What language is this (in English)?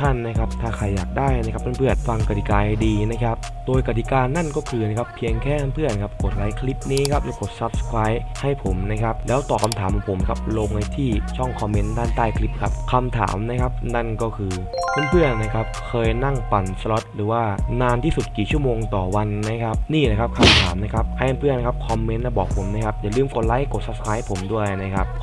Thai